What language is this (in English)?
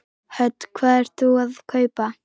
Icelandic